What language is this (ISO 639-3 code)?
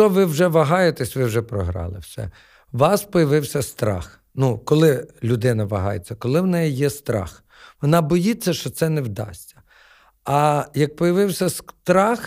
ukr